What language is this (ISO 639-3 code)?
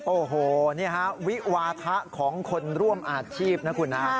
tha